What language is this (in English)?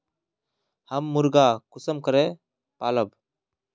Magahi